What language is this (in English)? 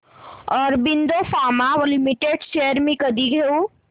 Marathi